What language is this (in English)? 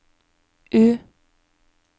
Norwegian